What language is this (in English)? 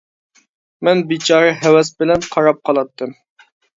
Uyghur